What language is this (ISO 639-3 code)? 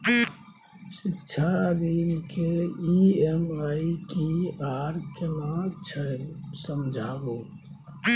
mai